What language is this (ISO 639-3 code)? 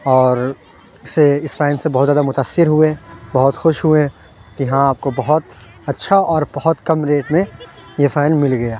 urd